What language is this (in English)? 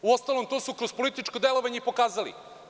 Serbian